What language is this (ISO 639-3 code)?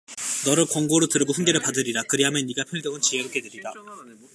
kor